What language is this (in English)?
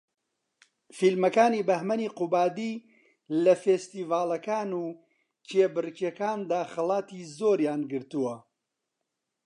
Central Kurdish